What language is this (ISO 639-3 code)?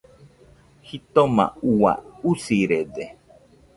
hux